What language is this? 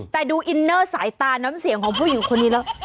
Thai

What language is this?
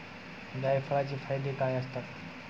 Marathi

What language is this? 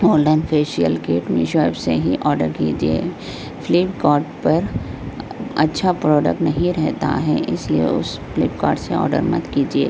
Urdu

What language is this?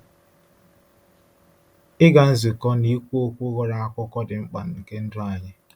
Igbo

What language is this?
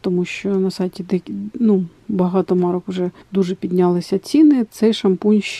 Ukrainian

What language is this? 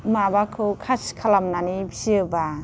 Bodo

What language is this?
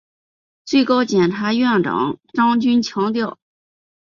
Chinese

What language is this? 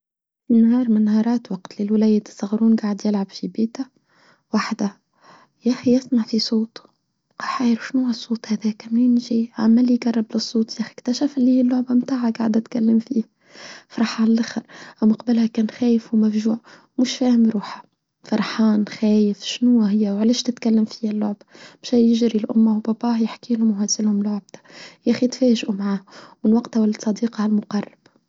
Tunisian Arabic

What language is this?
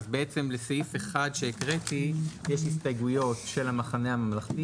Hebrew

